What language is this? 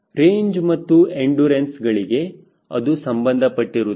Kannada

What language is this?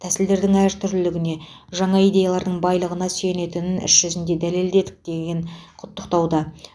Kazakh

